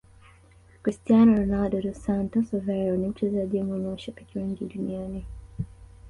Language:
Swahili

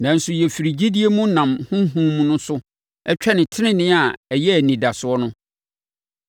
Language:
Akan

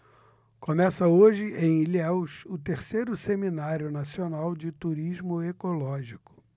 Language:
Portuguese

